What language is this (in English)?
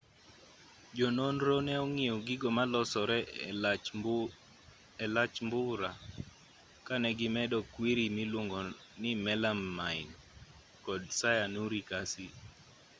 Luo (Kenya and Tanzania)